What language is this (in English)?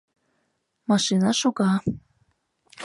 Mari